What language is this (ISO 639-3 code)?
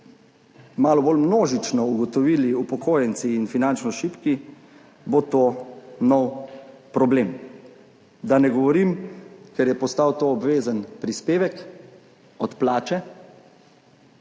slv